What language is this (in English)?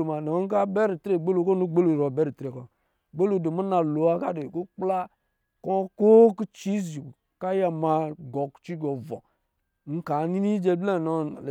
Lijili